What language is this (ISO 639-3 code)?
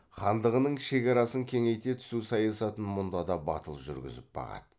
kaz